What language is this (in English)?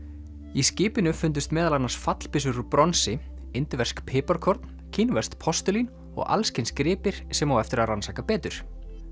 Icelandic